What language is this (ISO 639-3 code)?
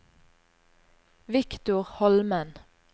nor